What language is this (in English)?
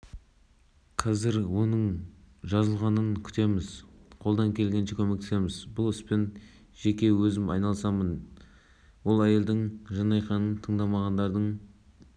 Kazakh